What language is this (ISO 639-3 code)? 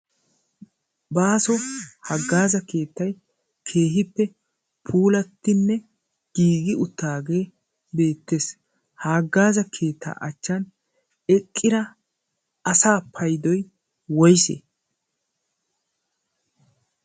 wal